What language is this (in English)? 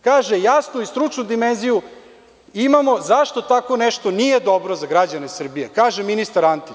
Serbian